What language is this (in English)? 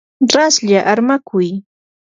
Yanahuanca Pasco Quechua